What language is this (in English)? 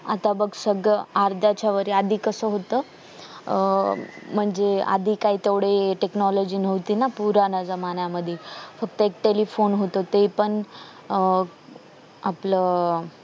Marathi